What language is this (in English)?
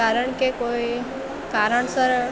Gujarati